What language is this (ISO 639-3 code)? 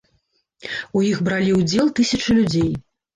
bel